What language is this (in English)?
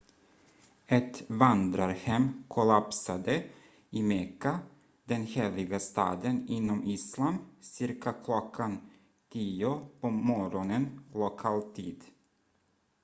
Swedish